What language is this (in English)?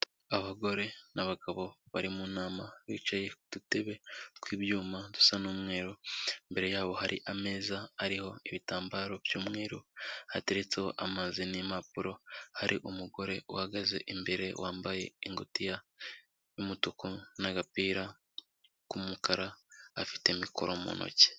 Kinyarwanda